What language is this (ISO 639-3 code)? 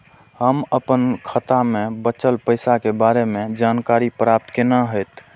mai